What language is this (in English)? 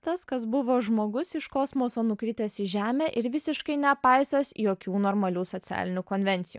Lithuanian